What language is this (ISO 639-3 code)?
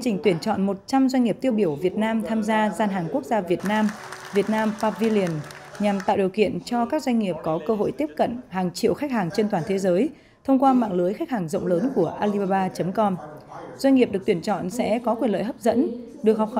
vie